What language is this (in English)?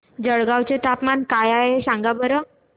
Marathi